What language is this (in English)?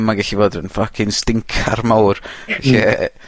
Welsh